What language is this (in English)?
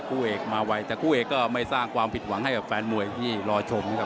Thai